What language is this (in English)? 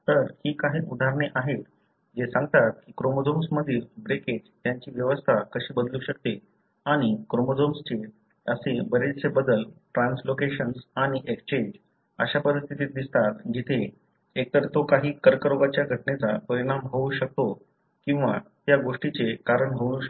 Marathi